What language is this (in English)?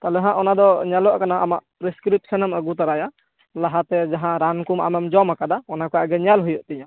Santali